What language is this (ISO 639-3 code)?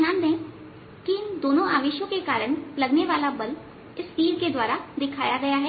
hin